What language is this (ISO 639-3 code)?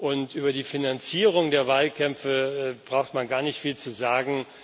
deu